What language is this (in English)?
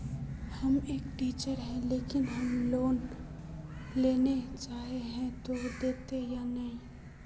Magahi